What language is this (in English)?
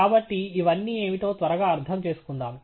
Telugu